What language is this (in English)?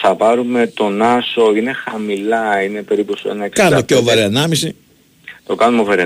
Greek